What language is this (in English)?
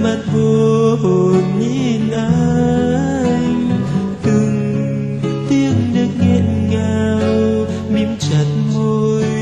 Vietnamese